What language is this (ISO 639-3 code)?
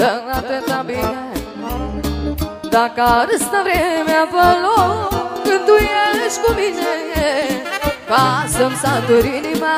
ron